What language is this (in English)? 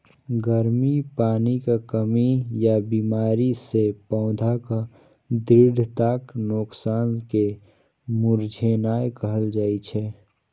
Maithili